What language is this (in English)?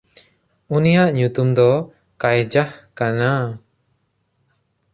Santali